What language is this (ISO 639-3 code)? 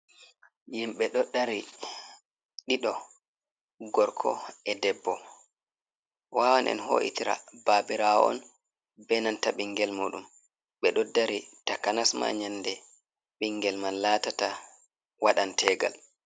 ful